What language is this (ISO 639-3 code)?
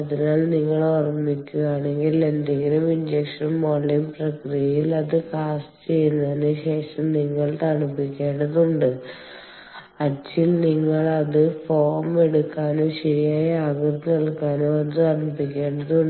mal